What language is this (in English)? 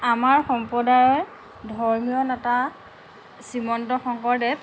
Assamese